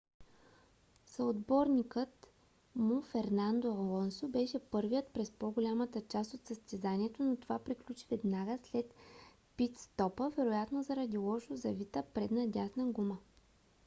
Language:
Bulgarian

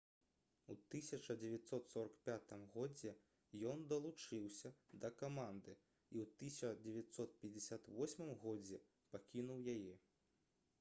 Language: Belarusian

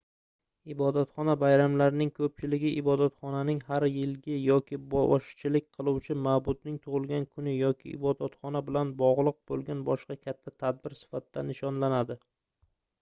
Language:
Uzbek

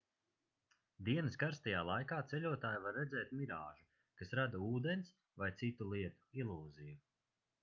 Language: Latvian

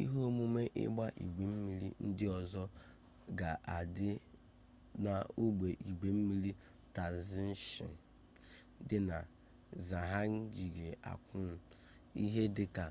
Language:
Igbo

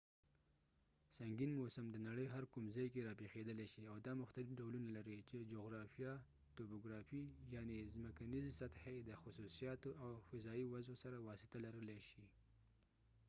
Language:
Pashto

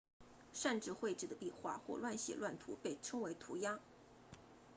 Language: Chinese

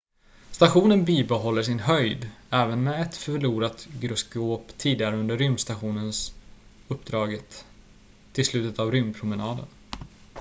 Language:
Swedish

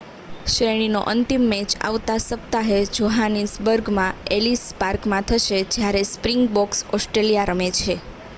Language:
Gujarati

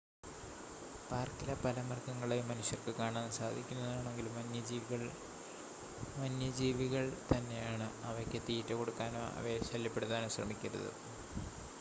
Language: Malayalam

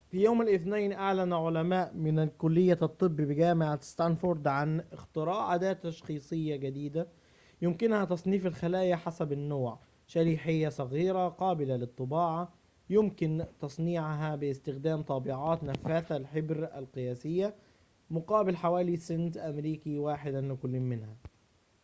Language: Arabic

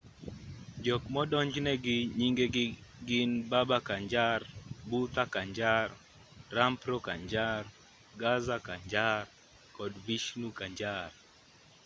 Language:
Luo (Kenya and Tanzania)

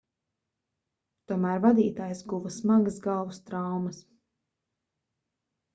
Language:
Latvian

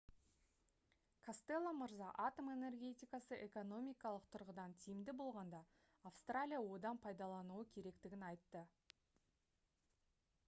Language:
Kazakh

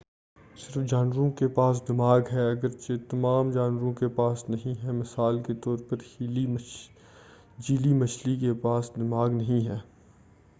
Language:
Urdu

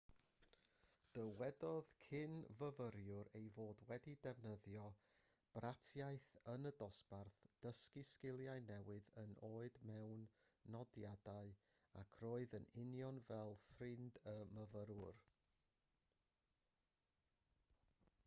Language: Welsh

